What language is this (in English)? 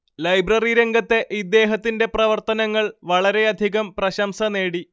Malayalam